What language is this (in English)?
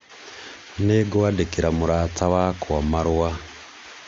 Kikuyu